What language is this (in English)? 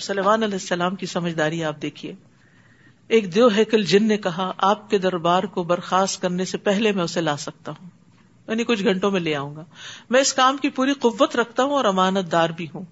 Urdu